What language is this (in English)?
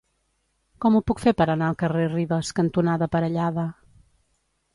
Catalan